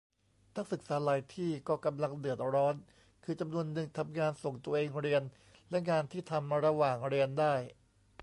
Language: Thai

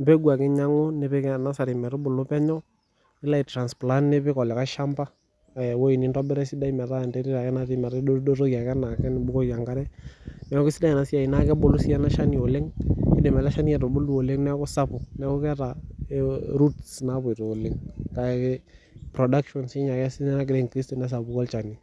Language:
Masai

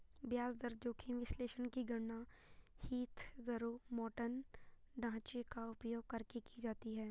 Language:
Hindi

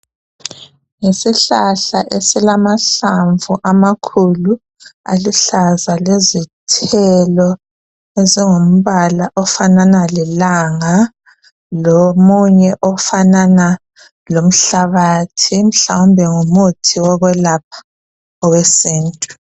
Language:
North Ndebele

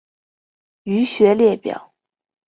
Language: Chinese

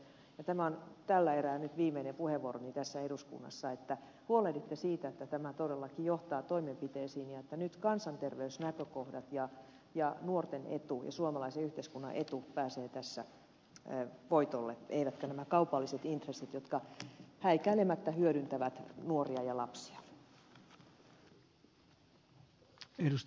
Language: Finnish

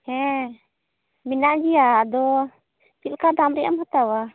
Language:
Santali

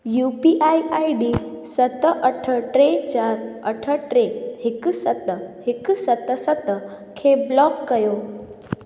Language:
Sindhi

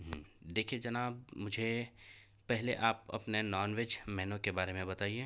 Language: Urdu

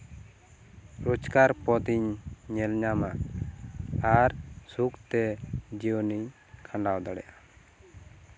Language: Santali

